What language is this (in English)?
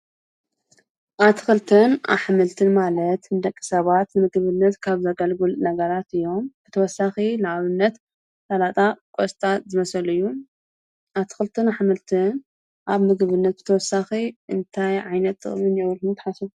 Tigrinya